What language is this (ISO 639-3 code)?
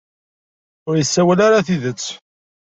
kab